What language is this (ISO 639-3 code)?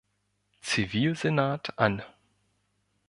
deu